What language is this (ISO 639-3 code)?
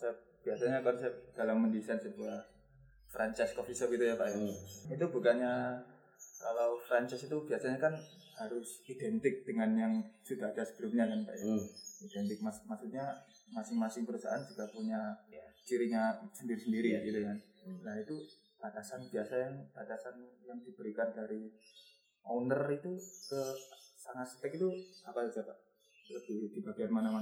ind